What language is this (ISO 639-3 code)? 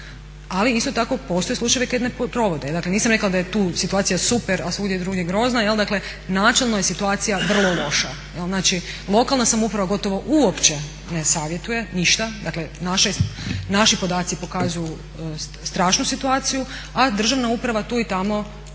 hrv